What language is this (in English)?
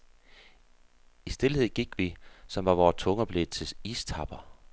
Danish